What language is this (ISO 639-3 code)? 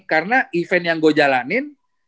ind